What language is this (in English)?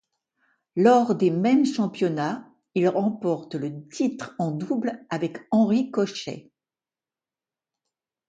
French